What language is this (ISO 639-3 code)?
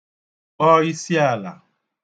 ibo